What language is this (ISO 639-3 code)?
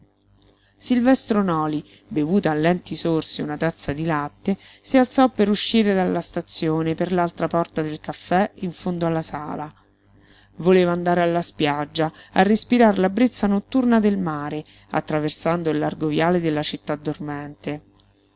ita